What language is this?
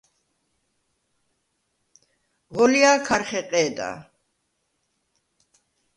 Svan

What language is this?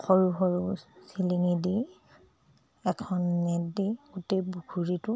Assamese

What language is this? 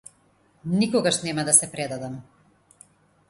Macedonian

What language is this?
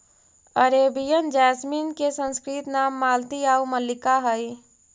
Magahi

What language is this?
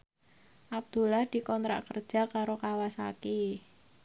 Javanese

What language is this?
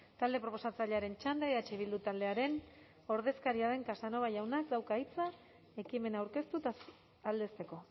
Basque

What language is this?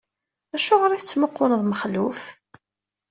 Kabyle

